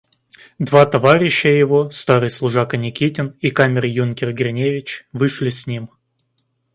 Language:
Russian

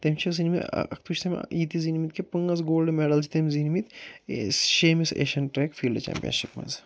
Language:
Kashmiri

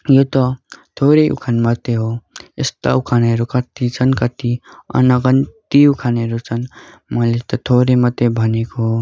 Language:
Nepali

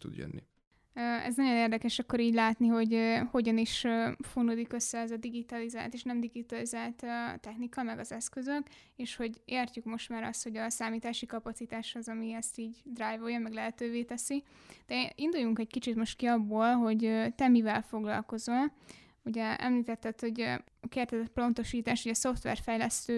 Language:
Hungarian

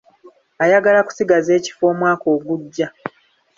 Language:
Ganda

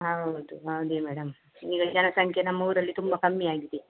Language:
Kannada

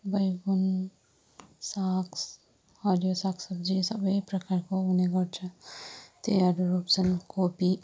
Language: Nepali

